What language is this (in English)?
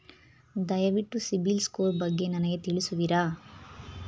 Kannada